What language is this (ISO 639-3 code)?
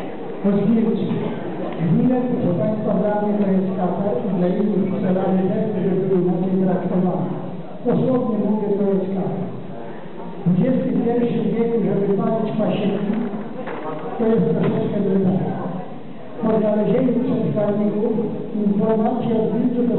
pol